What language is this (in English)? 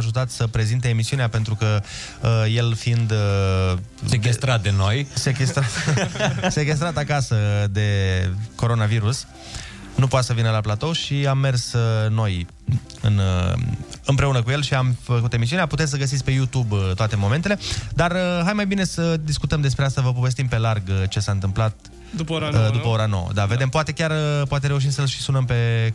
Romanian